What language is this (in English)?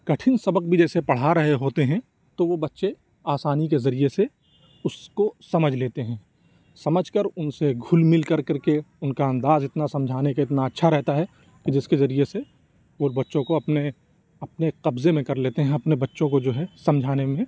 Urdu